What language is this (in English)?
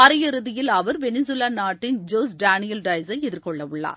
Tamil